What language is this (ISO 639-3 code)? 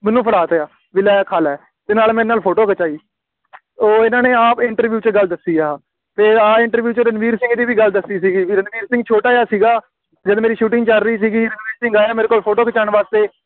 pan